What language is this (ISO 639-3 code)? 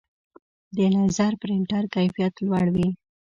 pus